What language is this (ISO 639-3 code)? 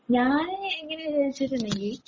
mal